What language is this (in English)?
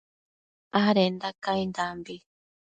Matsés